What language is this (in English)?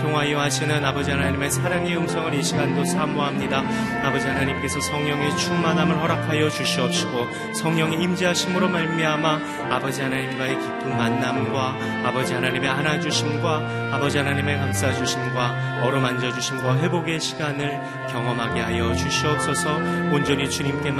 Korean